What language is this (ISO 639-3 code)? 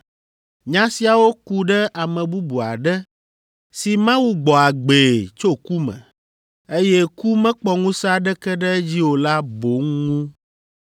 ewe